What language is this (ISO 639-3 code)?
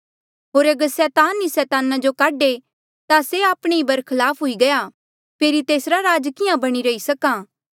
mjl